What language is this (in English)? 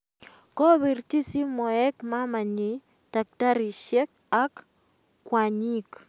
Kalenjin